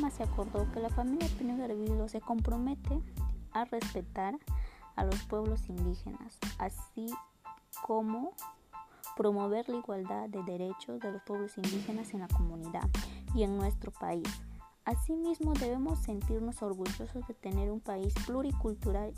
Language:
Spanish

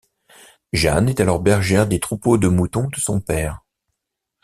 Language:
French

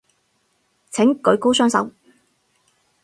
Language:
Cantonese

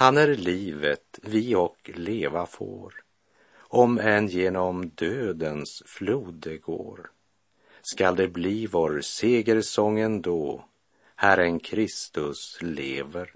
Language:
Swedish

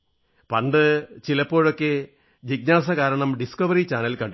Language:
Malayalam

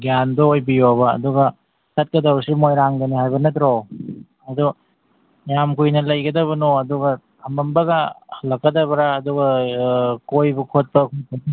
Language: Manipuri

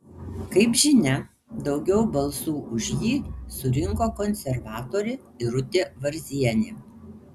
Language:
Lithuanian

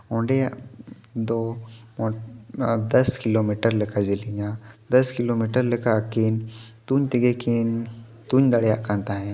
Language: Santali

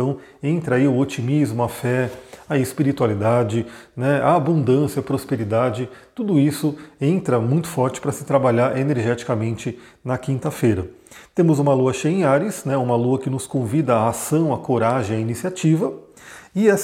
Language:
Portuguese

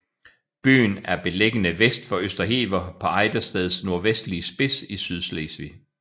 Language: Danish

